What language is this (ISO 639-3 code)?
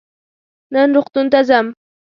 pus